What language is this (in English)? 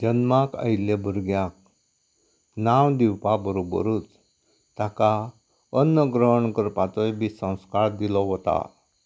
Konkani